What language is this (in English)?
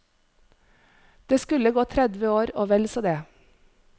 Norwegian